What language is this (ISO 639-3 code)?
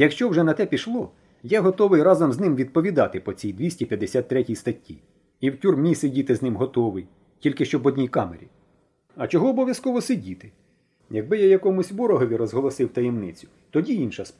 ukr